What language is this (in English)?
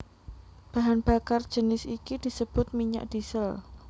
Javanese